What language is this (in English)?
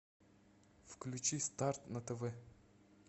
Russian